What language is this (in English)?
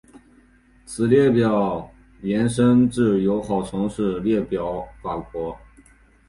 Chinese